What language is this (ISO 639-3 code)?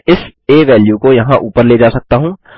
hin